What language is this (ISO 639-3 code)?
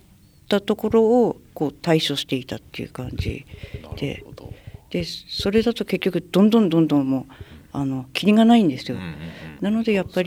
jpn